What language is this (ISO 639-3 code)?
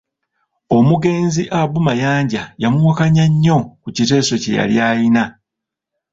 lug